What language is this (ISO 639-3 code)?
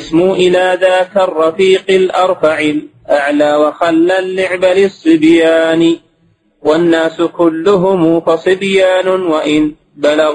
ara